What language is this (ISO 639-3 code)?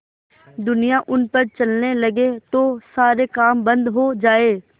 hin